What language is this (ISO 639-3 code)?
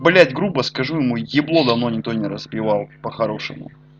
rus